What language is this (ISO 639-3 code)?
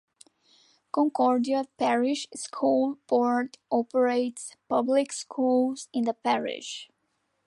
eng